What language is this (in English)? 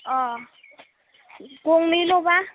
Bodo